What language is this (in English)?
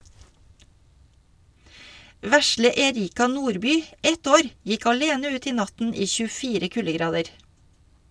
Norwegian